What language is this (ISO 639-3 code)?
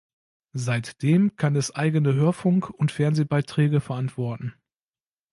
deu